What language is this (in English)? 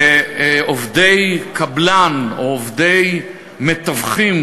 Hebrew